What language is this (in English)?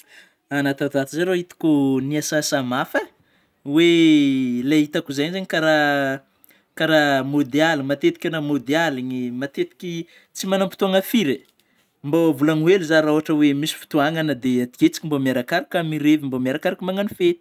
Northern Betsimisaraka Malagasy